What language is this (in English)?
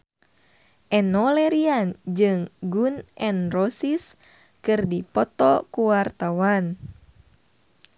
Sundanese